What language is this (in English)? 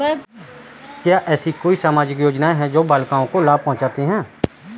Hindi